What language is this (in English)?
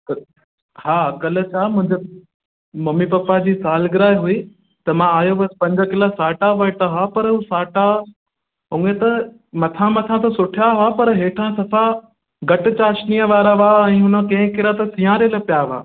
Sindhi